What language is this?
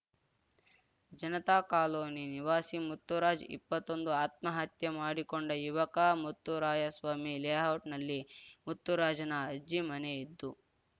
Kannada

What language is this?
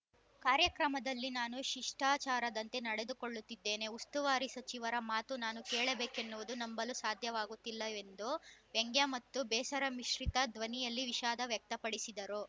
Kannada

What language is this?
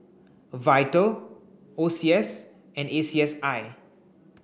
English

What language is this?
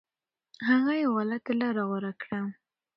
Pashto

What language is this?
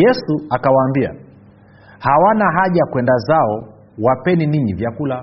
Swahili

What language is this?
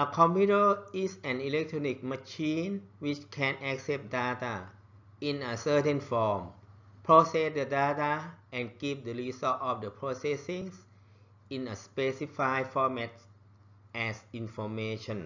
Thai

